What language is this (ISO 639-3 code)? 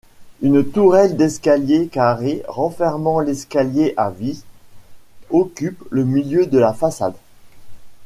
fra